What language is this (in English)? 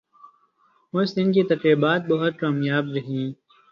Urdu